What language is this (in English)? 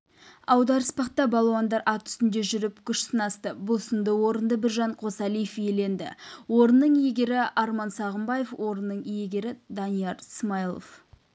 Kazakh